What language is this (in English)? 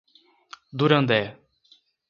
Portuguese